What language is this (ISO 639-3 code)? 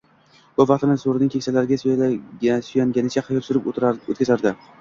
uzb